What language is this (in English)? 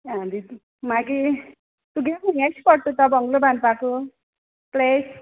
Konkani